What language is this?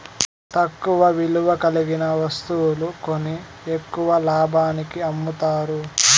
Telugu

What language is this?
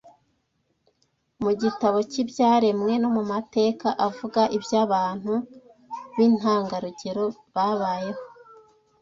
Kinyarwanda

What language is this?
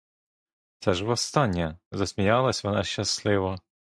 Ukrainian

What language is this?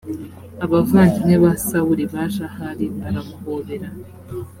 Kinyarwanda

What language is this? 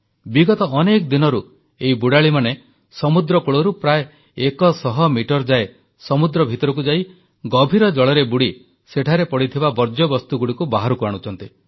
Odia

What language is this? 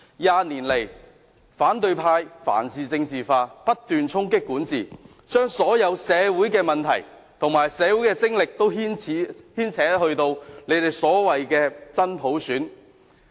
Cantonese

